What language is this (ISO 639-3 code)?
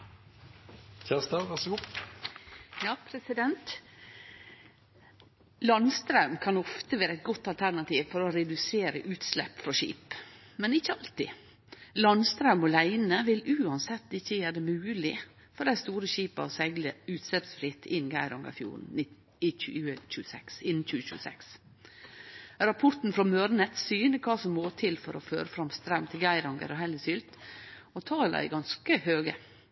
nno